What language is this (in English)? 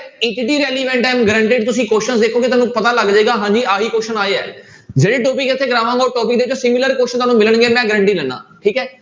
Punjabi